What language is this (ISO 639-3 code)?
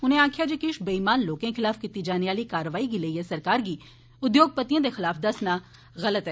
doi